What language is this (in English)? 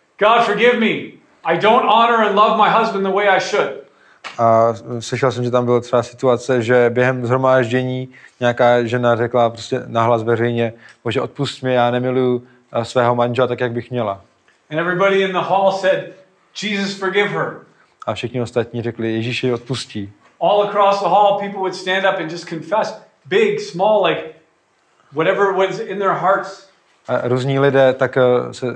Czech